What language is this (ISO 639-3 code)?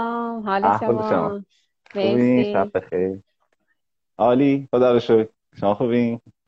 fas